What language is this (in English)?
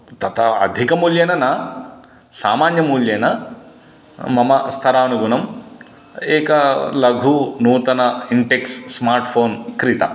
Sanskrit